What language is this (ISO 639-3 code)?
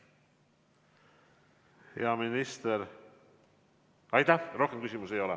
est